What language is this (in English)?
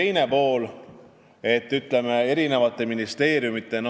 Estonian